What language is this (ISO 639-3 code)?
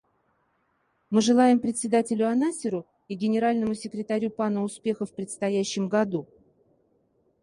rus